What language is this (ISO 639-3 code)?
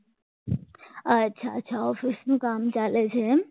guj